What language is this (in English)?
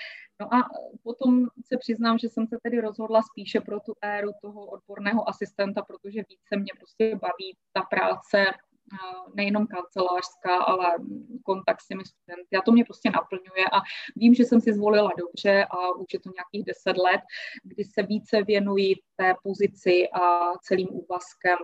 Czech